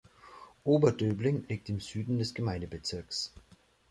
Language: German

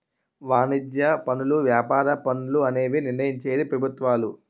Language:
Telugu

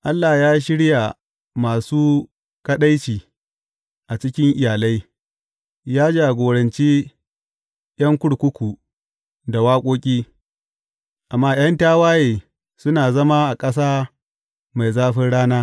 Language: Hausa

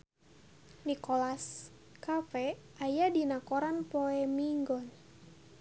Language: Sundanese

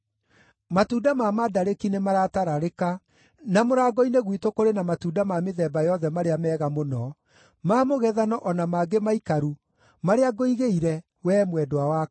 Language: Kikuyu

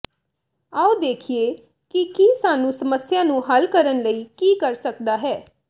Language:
Punjabi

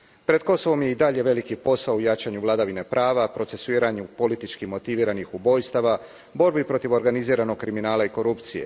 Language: Croatian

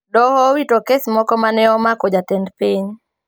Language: Luo (Kenya and Tanzania)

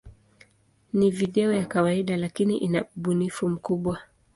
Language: Swahili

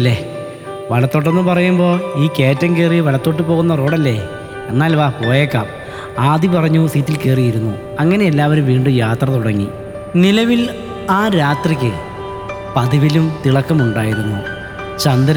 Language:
Malayalam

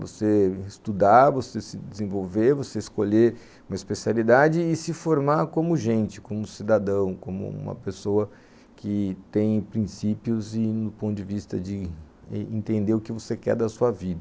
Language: Portuguese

